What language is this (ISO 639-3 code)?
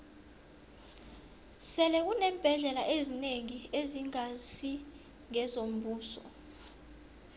nbl